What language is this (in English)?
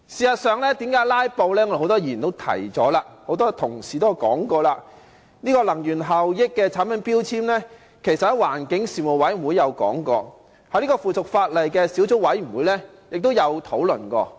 Cantonese